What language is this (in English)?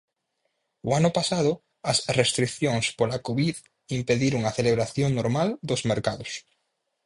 Galician